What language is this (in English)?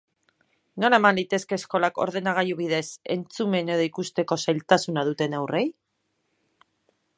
Basque